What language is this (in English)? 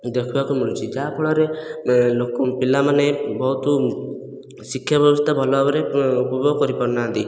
Odia